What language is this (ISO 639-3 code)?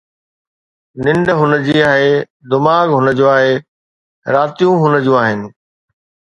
snd